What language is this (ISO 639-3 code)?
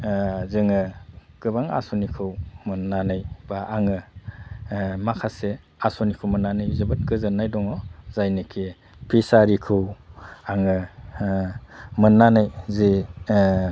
brx